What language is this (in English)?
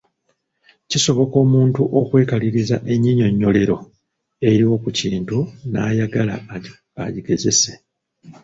Ganda